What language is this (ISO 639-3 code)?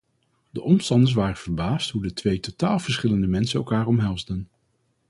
nld